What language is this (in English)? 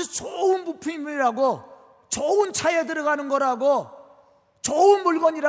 Korean